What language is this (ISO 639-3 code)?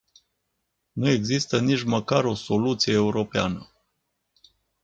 ron